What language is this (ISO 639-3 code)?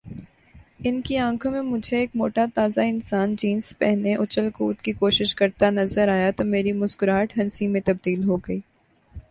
urd